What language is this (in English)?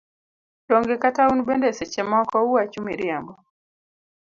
Luo (Kenya and Tanzania)